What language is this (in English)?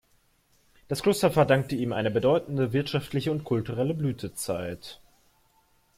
German